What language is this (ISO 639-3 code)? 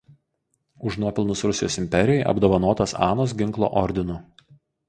lit